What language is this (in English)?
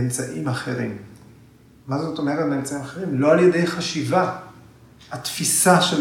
Hebrew